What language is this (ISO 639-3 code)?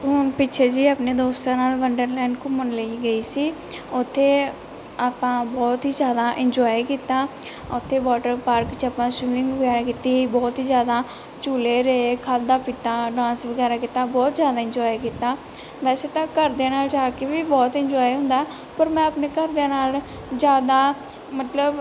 pan